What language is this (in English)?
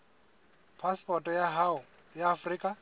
Southern Sotho